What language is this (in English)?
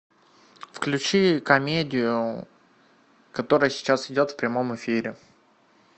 Russian